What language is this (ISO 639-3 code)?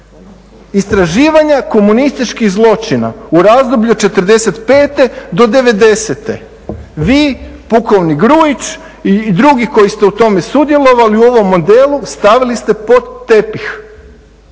hrv